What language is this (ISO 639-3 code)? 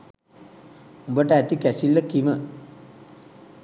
sin